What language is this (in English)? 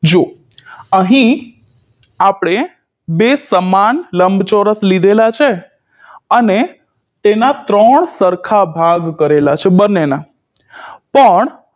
Gujarati